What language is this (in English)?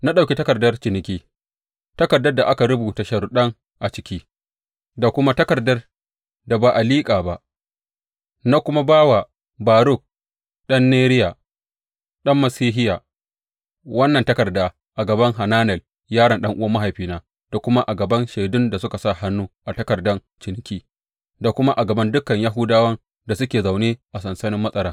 Hausa